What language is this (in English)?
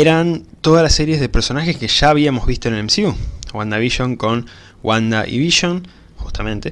Spanish